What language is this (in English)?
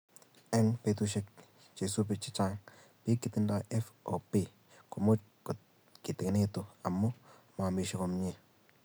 Kalenjin